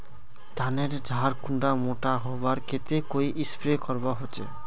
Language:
Magahi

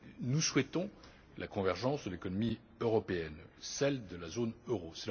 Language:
French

